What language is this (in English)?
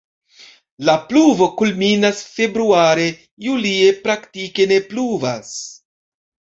Esperanto